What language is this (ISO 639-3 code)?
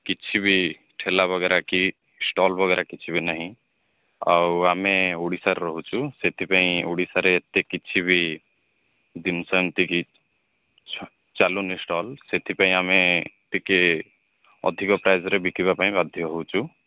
ori